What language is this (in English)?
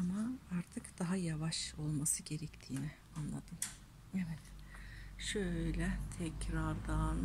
Turkish